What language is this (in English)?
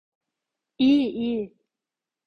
Turkish